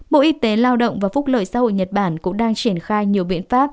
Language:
Vietnamese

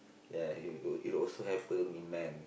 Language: English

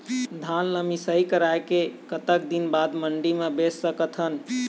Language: Chhattisgarhi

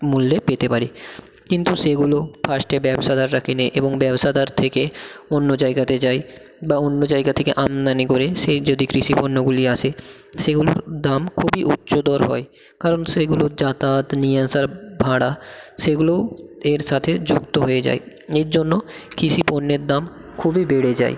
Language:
Bangla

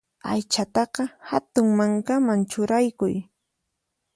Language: Puno Quechua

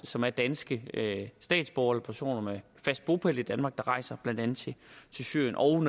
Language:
Danish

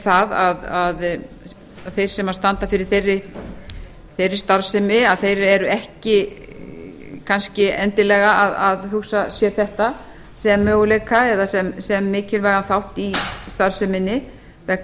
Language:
Icelandic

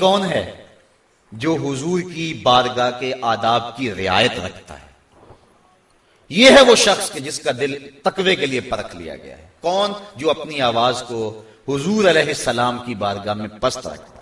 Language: Hindi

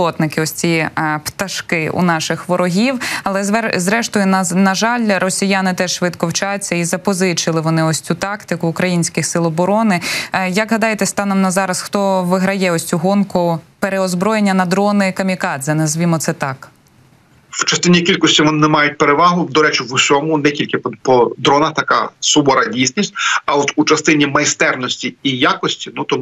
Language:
Ukrainian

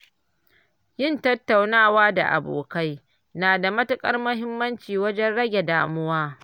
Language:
Hausa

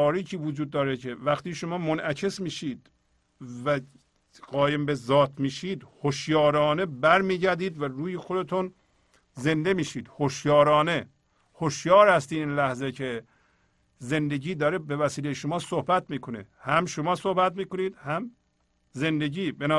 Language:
Persian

